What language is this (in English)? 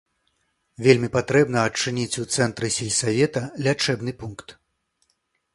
Belarusian